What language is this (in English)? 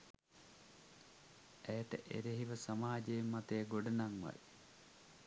Sinhala